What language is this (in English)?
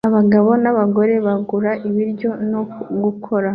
Kinyarwanda